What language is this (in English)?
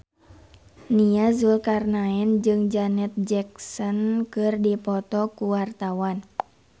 Sundanese